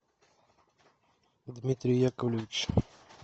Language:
Russian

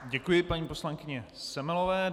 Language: Czech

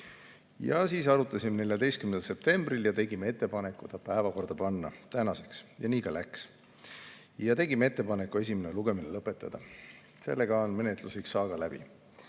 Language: Estonian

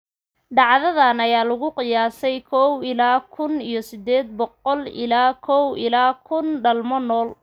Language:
Somali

